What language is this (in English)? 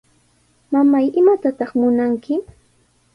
Sihuas Ancash Quechua